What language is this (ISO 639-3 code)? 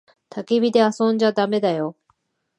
jpn